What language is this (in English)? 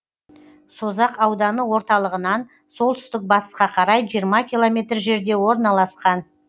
Kazakh